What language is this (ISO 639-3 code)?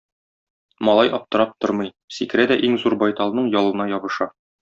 tat